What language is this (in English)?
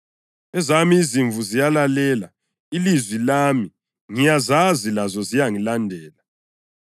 North Ndebele